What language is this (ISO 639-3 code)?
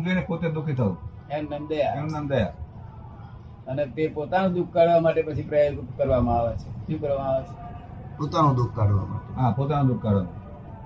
guj